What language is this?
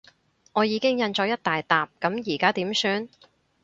Cantonese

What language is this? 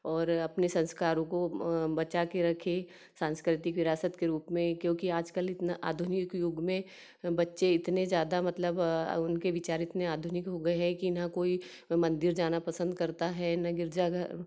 Hindi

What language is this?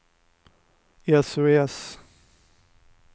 Swedish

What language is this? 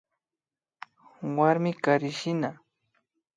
Imbabura Highland Quichua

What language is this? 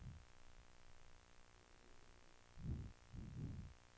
Swedish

